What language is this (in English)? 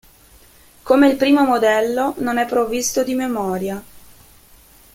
Italian